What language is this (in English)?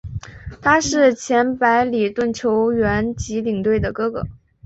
Chinese